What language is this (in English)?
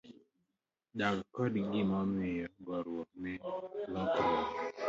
Luo (Kenya and Tanzania)